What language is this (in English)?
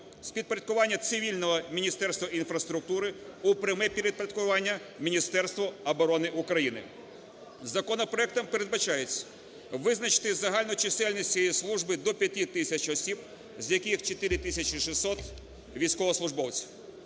Ukrainian